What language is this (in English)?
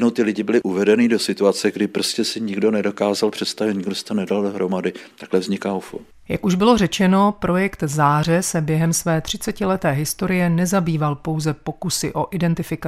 Czech